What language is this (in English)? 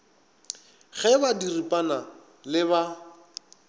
Northern Sotho